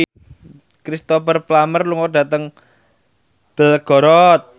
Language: Javanese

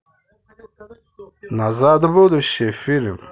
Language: Russian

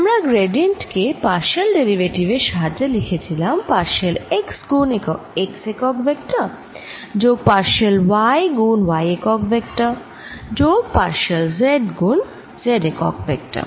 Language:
Bangla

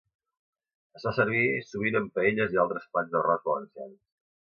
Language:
Catalan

